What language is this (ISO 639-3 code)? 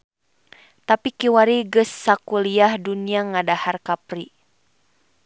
sun